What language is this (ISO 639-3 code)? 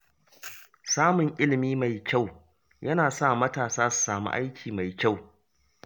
hau